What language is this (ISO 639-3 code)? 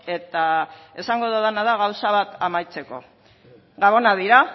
eus